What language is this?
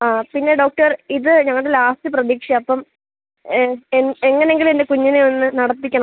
Malayalam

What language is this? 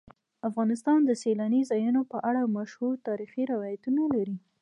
Pashto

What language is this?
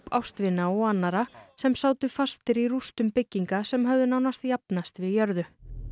Icelandic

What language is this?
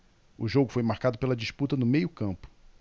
Portuguese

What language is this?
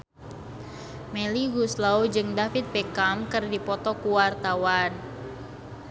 Sundanese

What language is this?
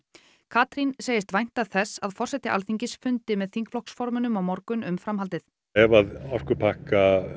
Icelandic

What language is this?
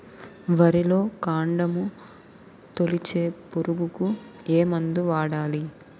Telugu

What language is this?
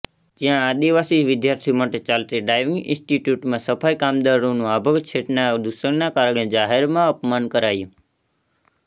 Gujarati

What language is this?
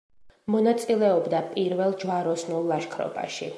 Georgian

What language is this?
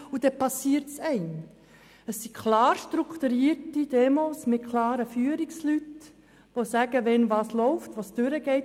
Swiss German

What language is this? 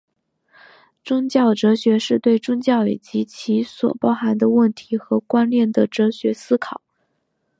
Chinese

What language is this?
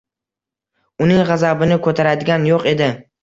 Uzbek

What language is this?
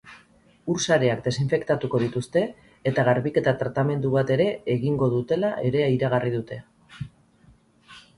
Basque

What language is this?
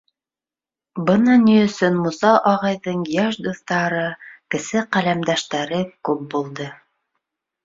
Bashkir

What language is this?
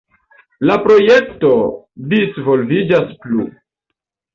Esperanto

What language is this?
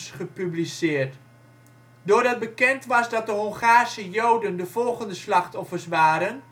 Dutch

